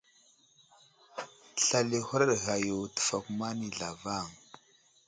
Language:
Wuzlam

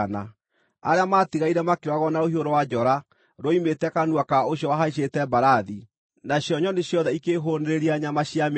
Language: Kikuyu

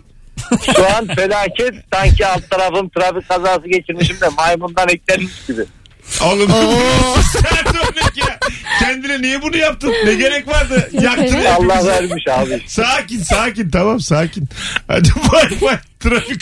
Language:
Turkish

